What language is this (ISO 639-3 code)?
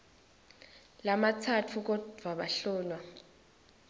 ssw